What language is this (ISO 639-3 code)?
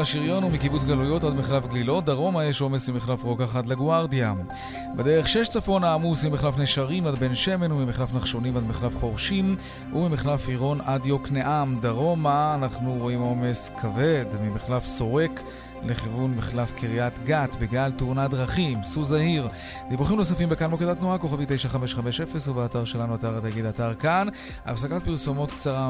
heb